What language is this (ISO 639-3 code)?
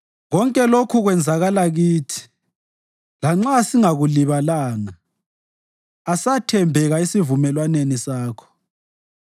nde